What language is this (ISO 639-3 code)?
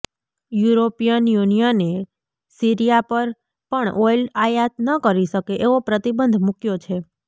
guj